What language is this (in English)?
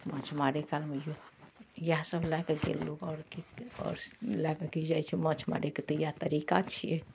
Maithili